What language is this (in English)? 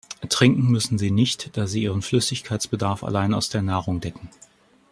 German